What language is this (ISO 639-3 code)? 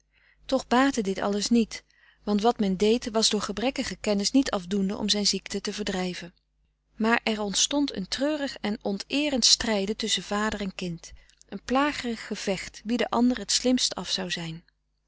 nld